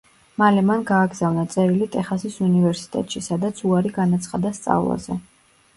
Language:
Georgian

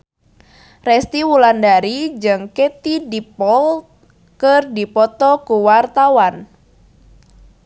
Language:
Sundanese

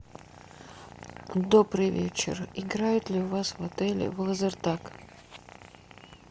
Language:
Russian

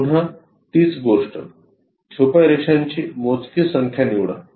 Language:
Marathi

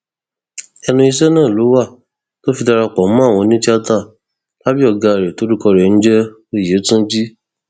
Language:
Yoruba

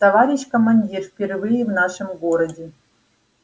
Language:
Russian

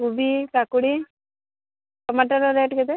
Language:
Odia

